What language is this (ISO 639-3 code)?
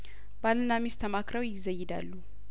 amh